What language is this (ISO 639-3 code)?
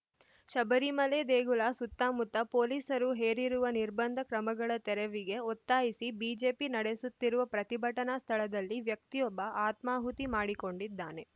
kan